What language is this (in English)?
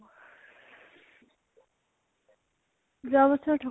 Assamese